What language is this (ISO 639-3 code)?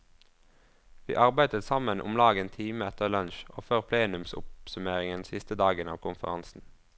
nor